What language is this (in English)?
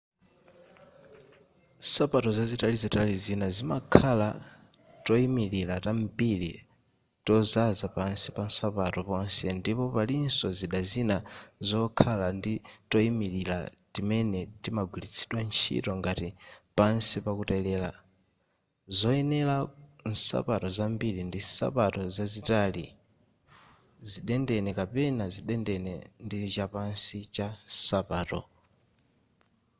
Nyanja